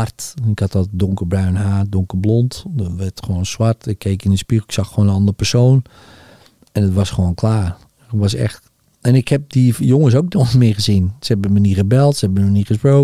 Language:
Dutch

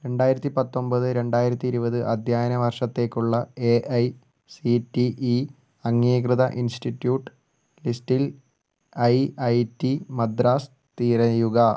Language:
Malayalam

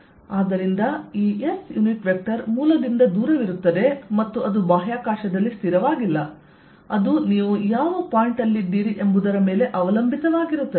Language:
Kannada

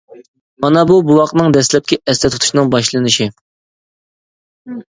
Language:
Uyghur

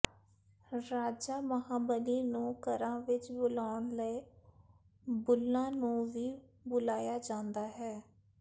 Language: Punjabi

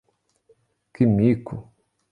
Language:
Portuguese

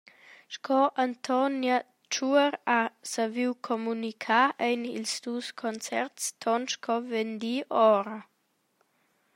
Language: Romansh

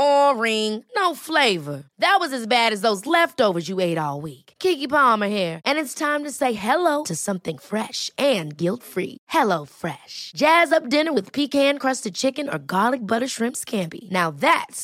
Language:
Spanish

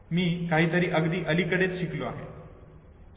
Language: Marathi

